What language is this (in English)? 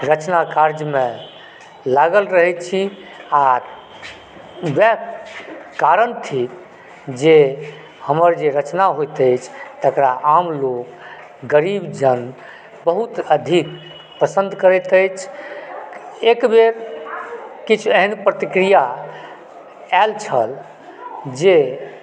Maithili